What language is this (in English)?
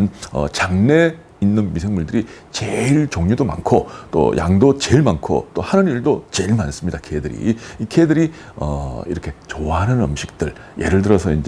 Korean